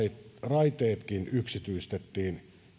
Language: Finnish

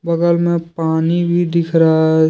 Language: Hindi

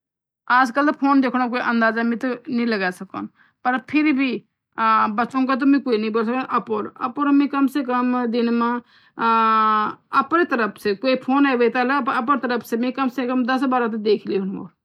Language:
Garhwali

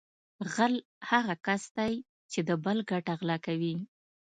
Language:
Pashto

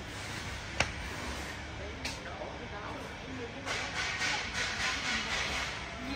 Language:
Vietnamese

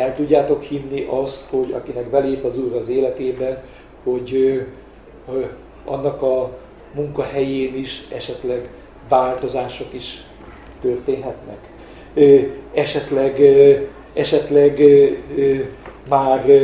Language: Hungarian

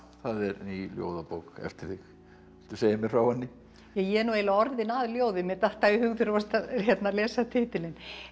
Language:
Icelandic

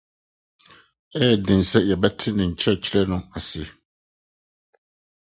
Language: Akan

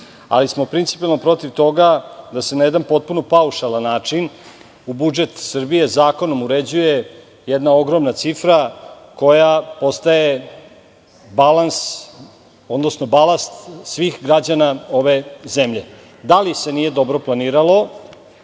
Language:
Serbian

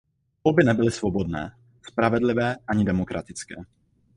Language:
Czech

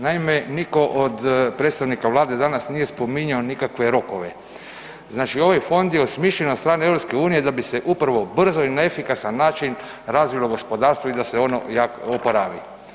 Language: Croatian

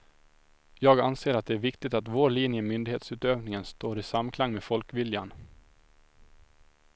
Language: Swedish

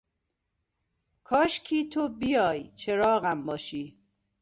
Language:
Persian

